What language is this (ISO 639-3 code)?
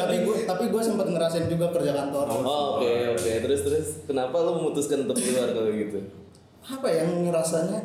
ind